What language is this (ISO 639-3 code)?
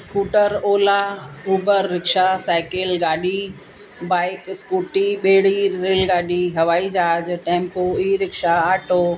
snd